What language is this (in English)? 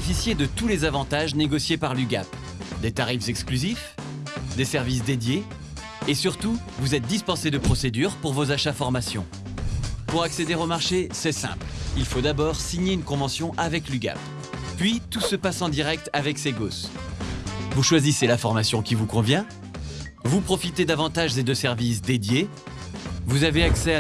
French